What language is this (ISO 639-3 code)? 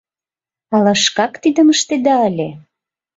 chm